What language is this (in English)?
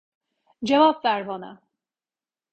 Turkish